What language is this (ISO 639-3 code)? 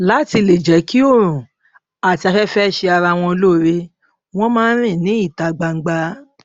yor